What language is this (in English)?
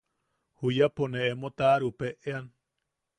Yaqui